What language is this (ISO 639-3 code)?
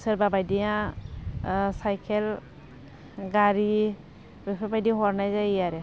brx